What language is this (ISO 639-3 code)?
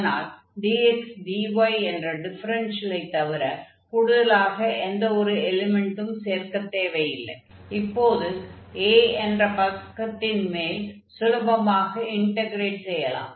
tam